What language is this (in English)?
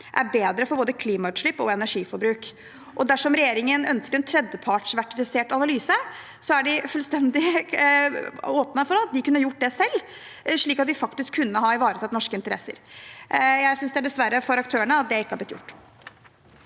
Norwegian